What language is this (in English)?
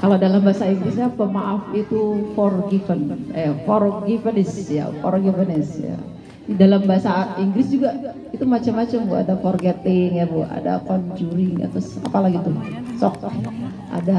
Indonesian